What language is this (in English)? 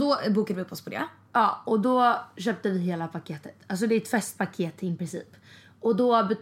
Swedish